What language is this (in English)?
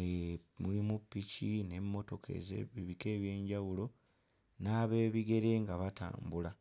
Ganda